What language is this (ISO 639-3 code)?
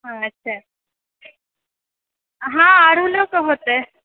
mai